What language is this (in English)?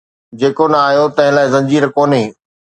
Sindhi